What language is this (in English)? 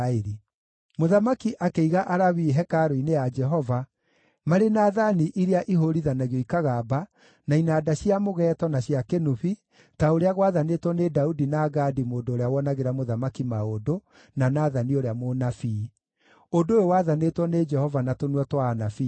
Kikuyu